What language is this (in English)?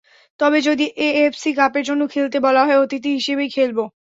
Bangla